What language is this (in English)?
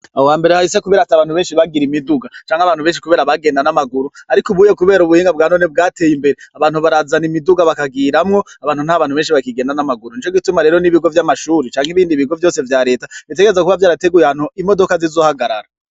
Rundi